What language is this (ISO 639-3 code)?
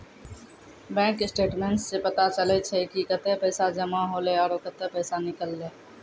mai